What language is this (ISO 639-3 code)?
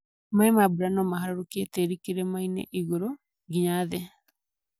kik